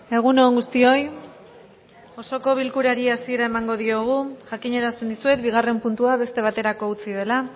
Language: Basque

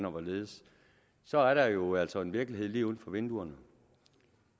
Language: Danish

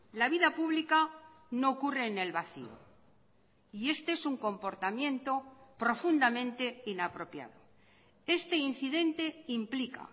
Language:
Spanish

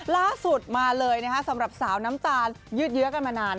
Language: Thai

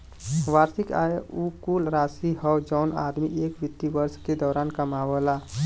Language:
Bhojpuri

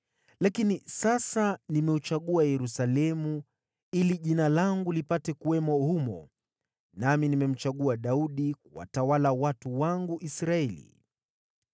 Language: Swahili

